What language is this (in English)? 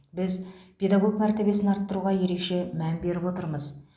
Kazakh